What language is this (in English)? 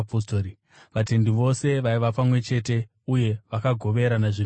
Shona